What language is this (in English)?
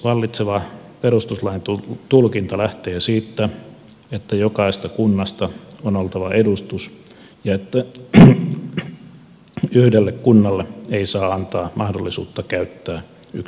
Finnish